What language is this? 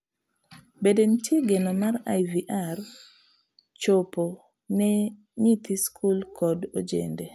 Luo (Kenya and Tanzania)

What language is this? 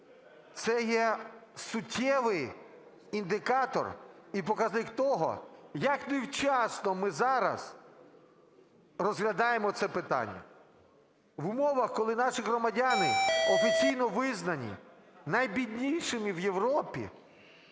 Ukrainian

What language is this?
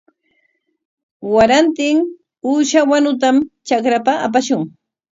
Corongo Ancash Quechua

